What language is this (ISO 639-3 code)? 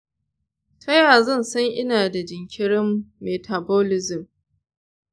hau